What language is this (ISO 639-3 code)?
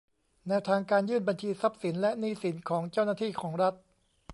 tha